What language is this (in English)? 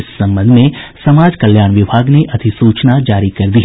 Hindi